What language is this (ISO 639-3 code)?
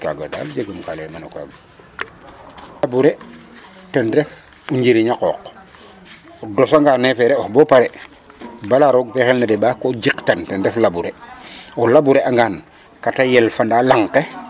srr